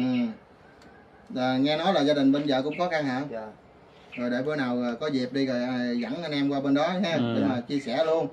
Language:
Vietnamese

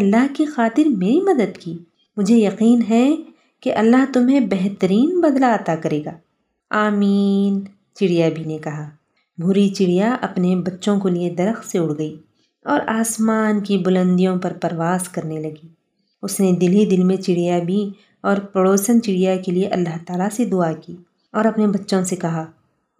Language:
Urdu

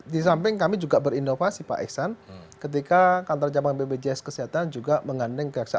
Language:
Indonesian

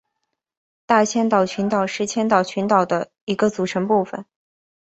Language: Chinese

